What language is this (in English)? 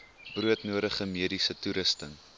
Afrikaans